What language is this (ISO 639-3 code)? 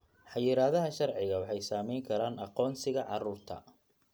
som